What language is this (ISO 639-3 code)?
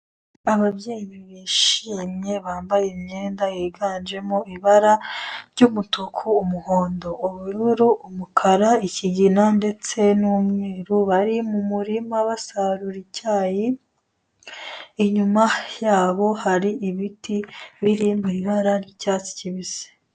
kin